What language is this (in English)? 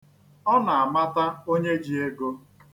Igbo